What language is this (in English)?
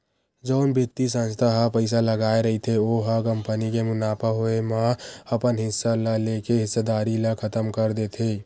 Chhattisgarhi